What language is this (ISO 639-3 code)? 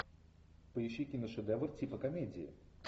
rus